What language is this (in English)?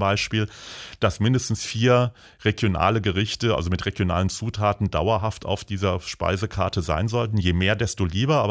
German